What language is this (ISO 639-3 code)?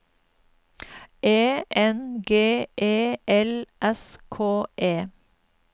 nor